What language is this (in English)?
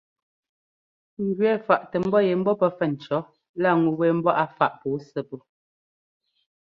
Ngomba